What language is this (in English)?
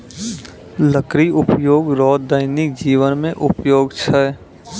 Maithili